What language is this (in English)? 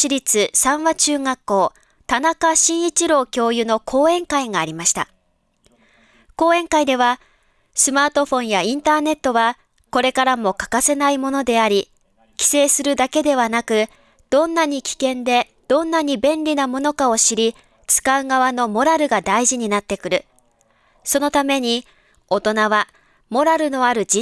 Japanese